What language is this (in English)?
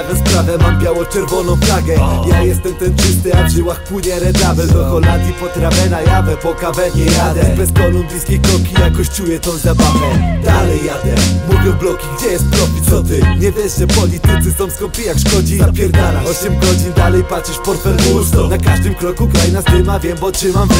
Polish